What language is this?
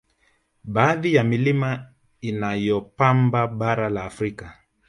Swahili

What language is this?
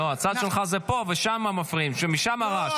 Hebrew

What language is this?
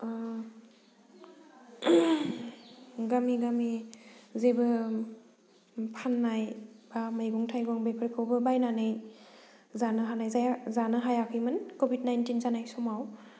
Bodo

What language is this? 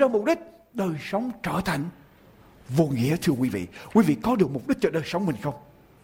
Vietnamese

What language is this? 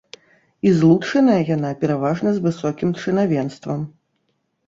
Belarusian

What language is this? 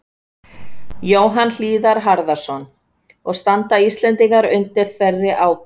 Icelandic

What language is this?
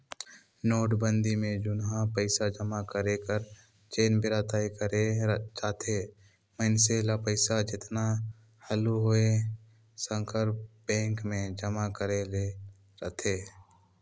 Chhattisgarhi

